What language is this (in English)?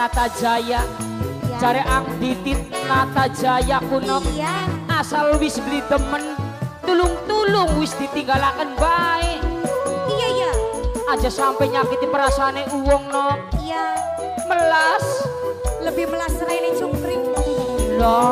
Indonesian